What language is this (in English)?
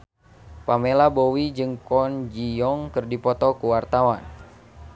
Sundanese